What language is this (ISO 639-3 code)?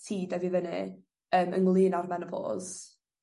cym